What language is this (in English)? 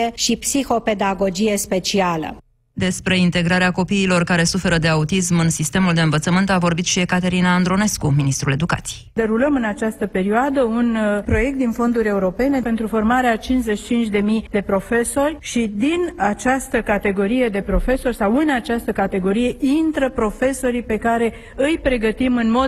Romanian